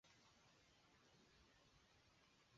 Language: Chinese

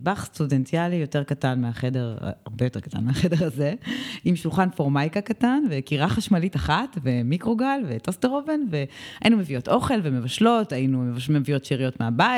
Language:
Hebrew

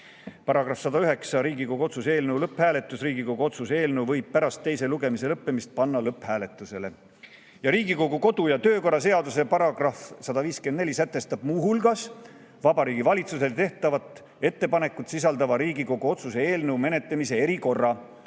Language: Estonian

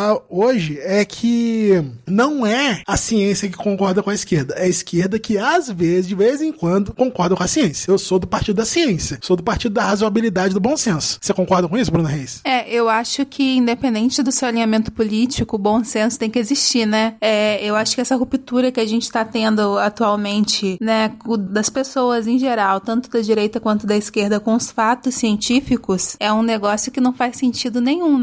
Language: Portuguese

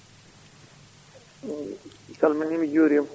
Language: Fula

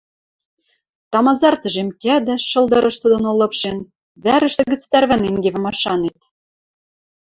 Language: Western Mari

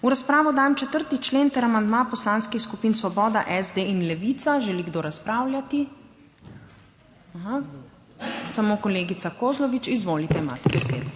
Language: Slovenian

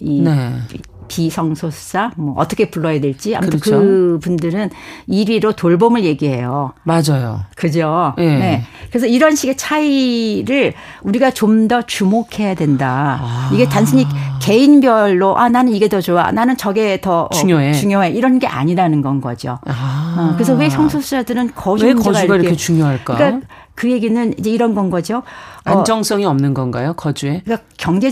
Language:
Korean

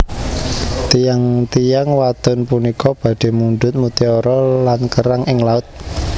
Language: Javanese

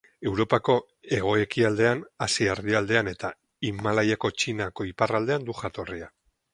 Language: Basque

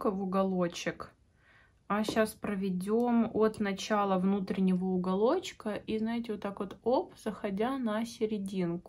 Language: Russian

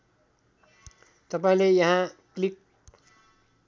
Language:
Nepali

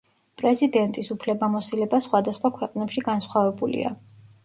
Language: Georgian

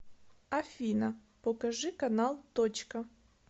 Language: Russian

